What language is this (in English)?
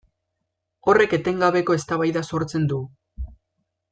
Basque